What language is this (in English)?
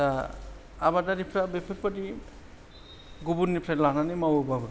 Bodo